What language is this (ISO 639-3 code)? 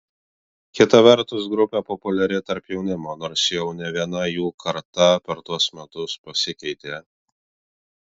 lit